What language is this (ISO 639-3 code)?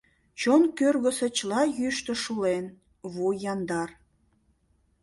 chm